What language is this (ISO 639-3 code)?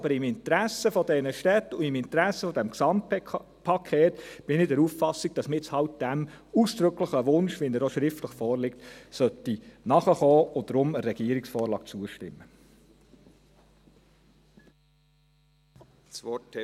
gsw